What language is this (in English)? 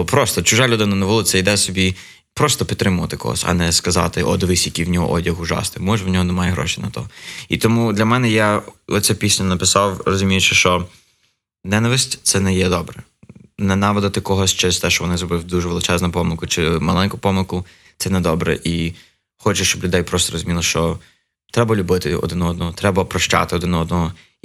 Ukrainian